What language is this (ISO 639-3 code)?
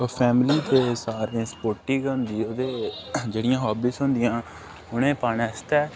doi